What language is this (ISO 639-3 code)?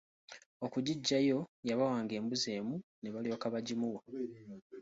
lug